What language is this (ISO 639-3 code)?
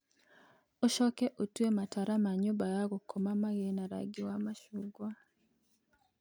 kik